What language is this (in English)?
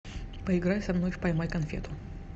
Russian